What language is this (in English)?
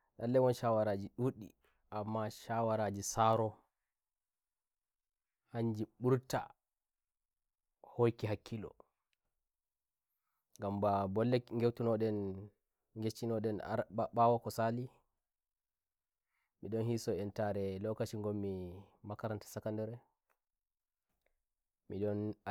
Nigerian Fulfulde